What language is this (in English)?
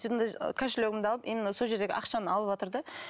Kazakh